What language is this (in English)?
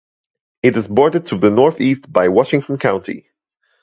English